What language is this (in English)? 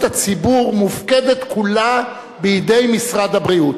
Hebrew